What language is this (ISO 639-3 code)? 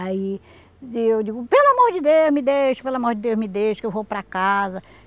por